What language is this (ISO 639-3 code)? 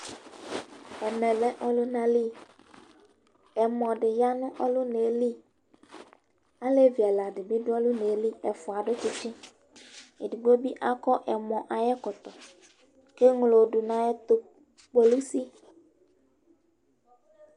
kpo